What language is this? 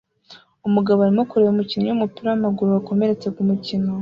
Kinyarwanda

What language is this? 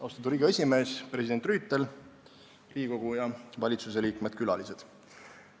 Estonian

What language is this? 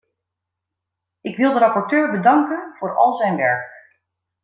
Dutch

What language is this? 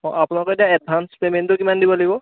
Assamese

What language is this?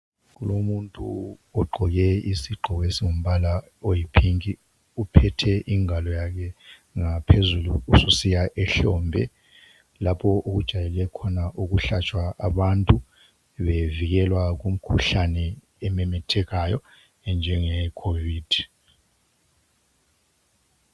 North Ndebele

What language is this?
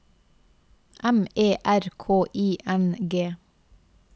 Norwegian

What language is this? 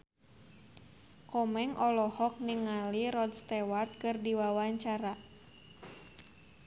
Sundanese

